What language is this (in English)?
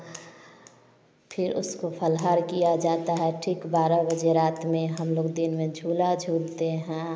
Hindi